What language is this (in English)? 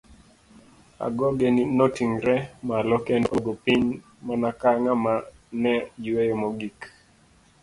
Luo (Kenya and Tanzania)